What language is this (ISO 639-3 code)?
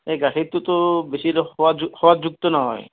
asm